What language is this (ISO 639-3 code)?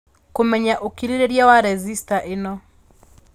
kik